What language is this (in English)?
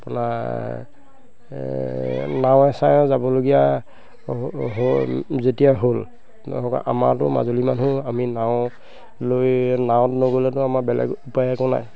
Assamese